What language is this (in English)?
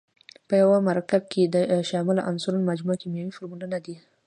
Pashto